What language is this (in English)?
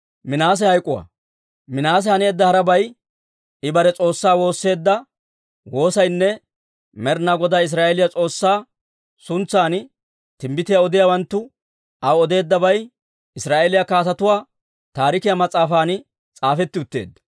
Dawro